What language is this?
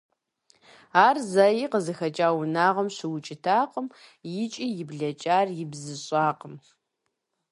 Kabardian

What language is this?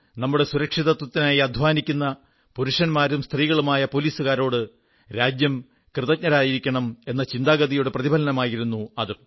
Malayalam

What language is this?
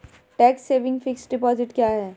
Hindi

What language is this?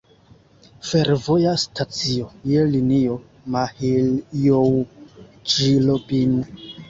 Esperanto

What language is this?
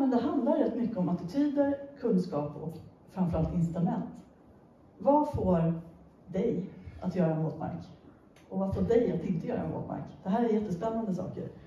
Swedish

